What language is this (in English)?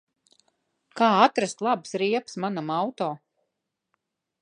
Latvian